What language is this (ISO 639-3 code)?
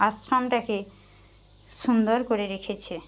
ben